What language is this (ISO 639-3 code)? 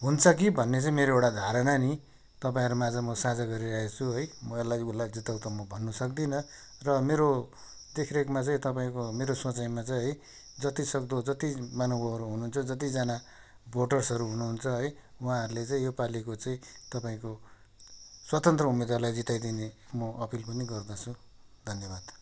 nep